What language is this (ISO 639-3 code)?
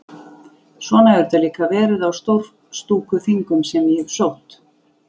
isl